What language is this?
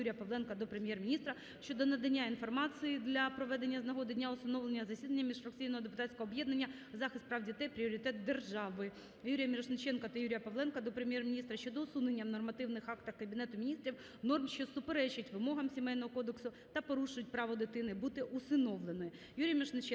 Ukrainian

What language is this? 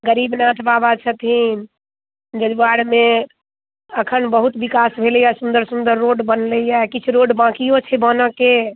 Maithili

